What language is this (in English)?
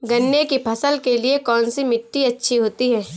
Hindi